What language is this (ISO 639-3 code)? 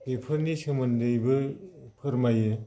brx